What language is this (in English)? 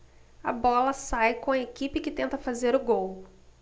Portuguese